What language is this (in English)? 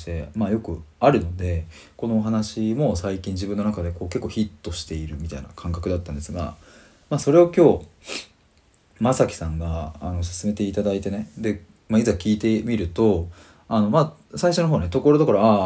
Japanese